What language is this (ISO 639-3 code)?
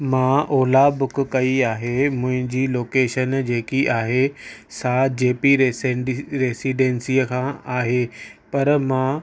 snd